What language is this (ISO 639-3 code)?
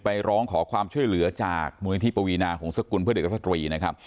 tha